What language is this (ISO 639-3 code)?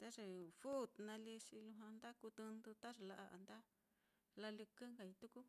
vmm